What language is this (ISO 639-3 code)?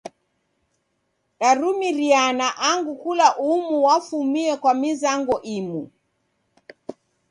dav